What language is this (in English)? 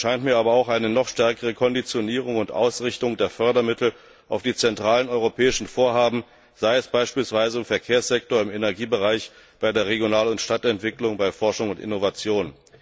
German